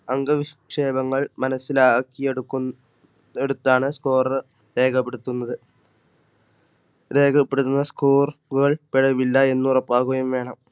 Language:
Malayalam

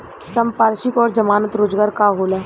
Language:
Bhojpuri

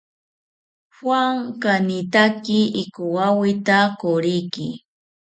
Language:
South Ucayali Ashéninka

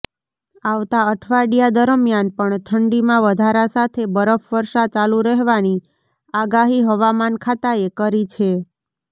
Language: Gujarati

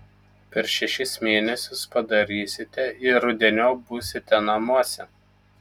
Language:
Lithuanian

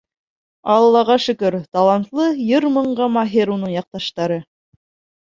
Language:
Bashkir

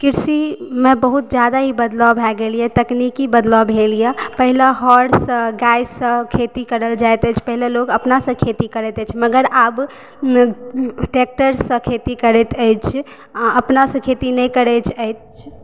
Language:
Maithili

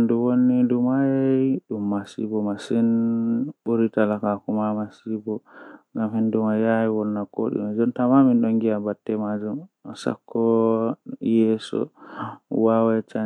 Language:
Western Niger Fulfulde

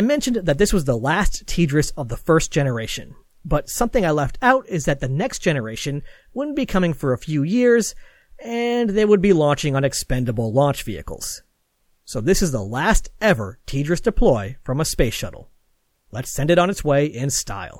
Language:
English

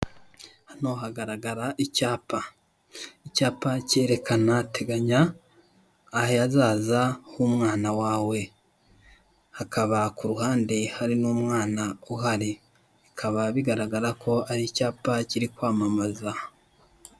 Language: Kinyarwanda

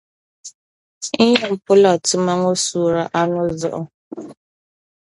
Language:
Dagbani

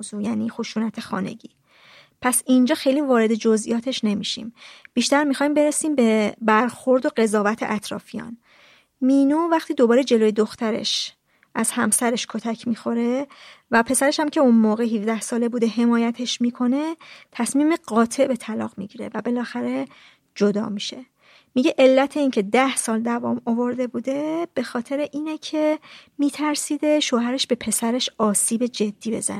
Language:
Persian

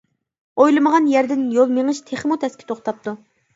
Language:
Uyghur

